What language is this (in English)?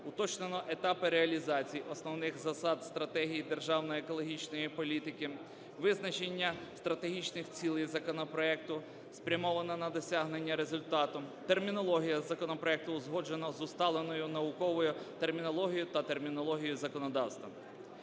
Ukrainian